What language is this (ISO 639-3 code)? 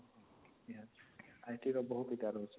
ori